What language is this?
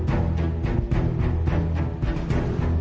Thai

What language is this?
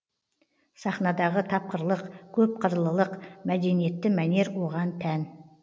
Kazakh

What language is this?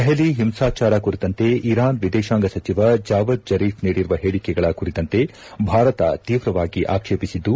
Kannada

